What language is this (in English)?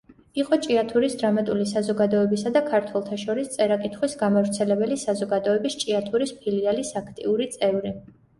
Georgian